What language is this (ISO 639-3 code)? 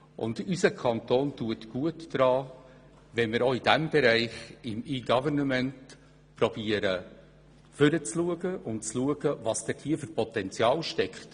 gsw